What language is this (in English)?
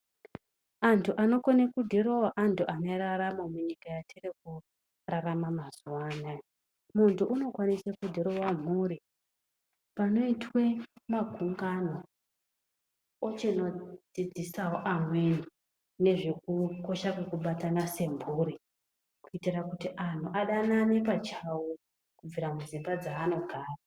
Ndau